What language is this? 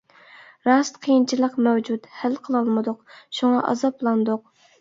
Uyghur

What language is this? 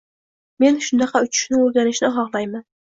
Uzbek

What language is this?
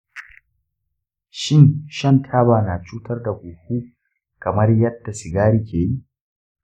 Hausa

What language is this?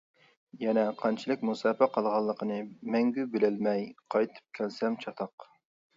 Uyghur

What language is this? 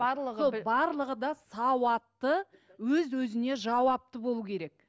Kazakh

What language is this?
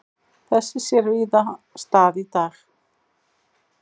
Icelandic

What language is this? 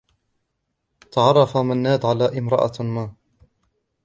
Arabic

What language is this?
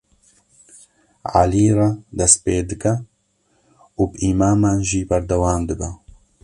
Kurdish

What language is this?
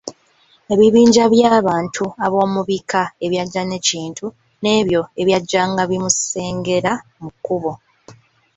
Ganda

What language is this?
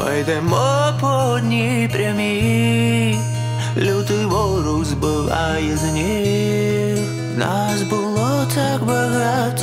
Romanian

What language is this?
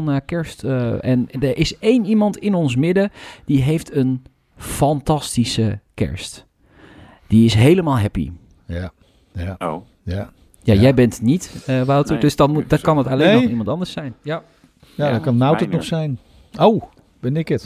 Dutch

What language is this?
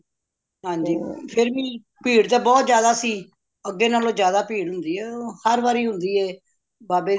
Punjabi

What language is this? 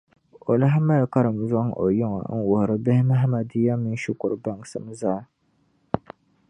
Dagbani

